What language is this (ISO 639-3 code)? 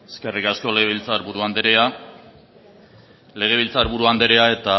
eus